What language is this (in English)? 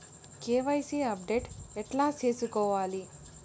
Telugu